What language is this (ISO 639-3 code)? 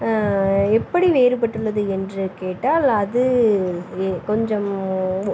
tam